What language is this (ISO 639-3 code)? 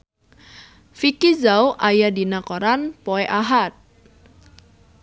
sun